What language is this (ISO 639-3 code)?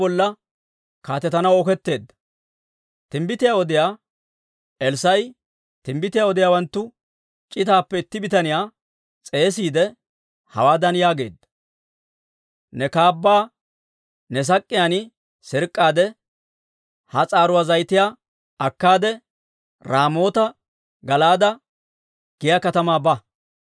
dwr